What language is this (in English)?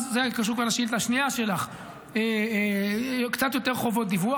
Hebrew